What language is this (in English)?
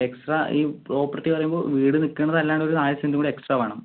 Malayalam